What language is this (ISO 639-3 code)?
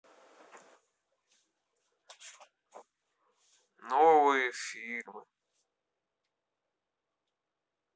rus